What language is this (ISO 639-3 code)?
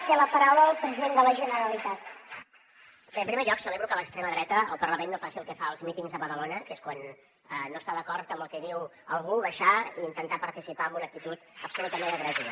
cat